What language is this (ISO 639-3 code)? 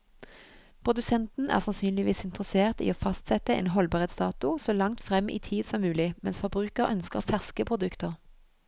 nor